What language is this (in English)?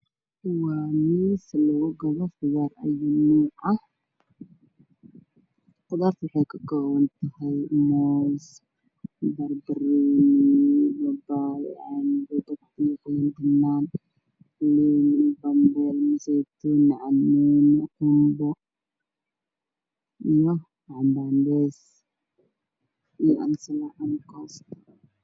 Somali